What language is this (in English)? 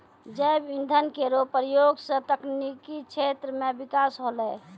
Maithili